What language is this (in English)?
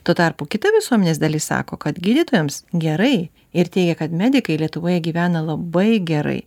Lithuanian